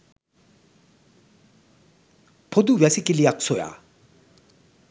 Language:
Sinhala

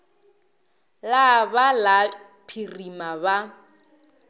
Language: Northern Sotho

